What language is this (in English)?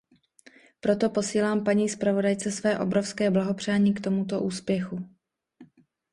Czech